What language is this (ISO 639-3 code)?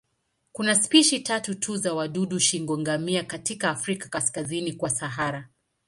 swa